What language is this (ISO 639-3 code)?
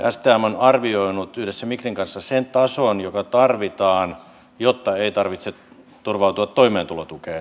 fin